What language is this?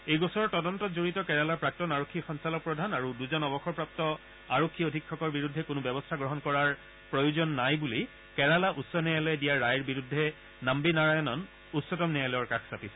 Assamese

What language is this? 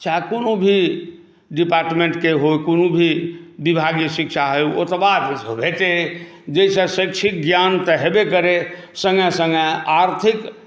Maithili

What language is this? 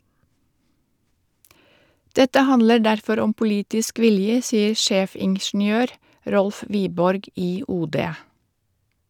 Norwegian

